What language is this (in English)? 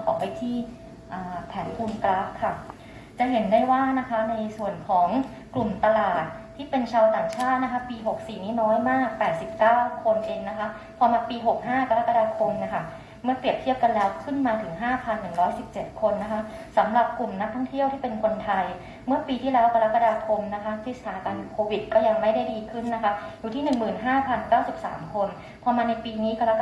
Thai